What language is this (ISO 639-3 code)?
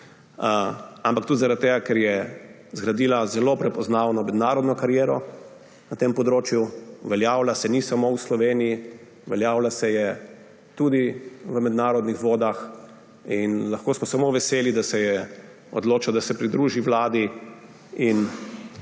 slv